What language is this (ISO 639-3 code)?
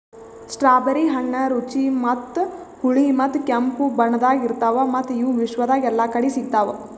kan